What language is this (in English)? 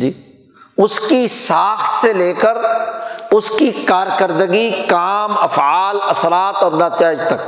Urdu